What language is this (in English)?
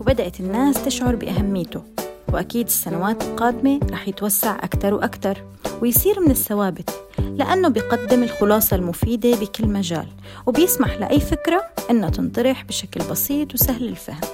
Arabic